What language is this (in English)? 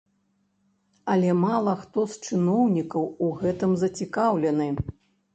Belarusian